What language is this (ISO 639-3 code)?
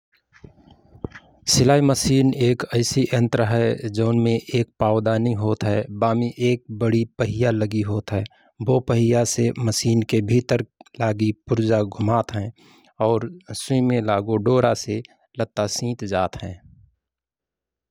thr